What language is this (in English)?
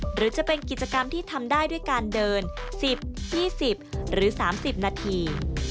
Thai